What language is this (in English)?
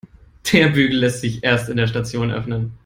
German